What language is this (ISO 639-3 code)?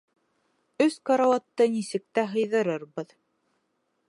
bak